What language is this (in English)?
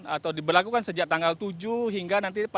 Indonesian